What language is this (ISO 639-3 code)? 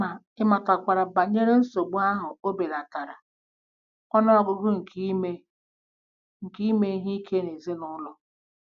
ibo